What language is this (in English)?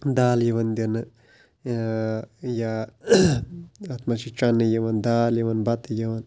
Kashmiri